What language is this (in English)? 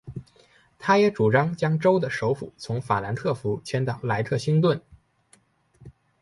Chinese